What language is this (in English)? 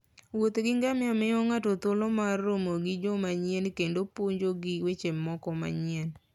Luo (Kenya and Tanzania)